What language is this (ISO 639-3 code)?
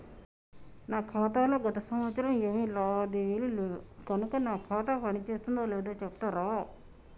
tel